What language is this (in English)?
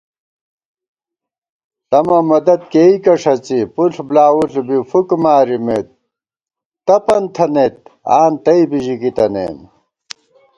Gawar-Bati